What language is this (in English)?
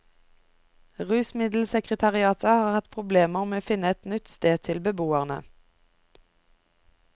Norwegian